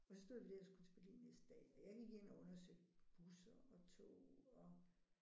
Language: Danish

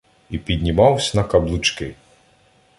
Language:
Ukrainian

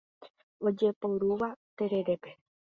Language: Guarani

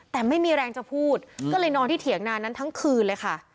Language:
Thai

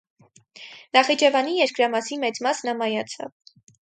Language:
Armenian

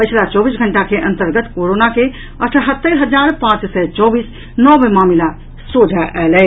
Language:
Maithili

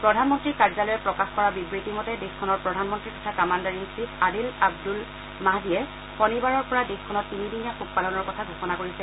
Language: Assamese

